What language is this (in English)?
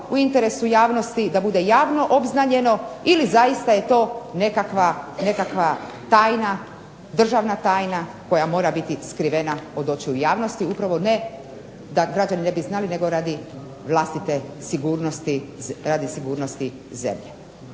Croatian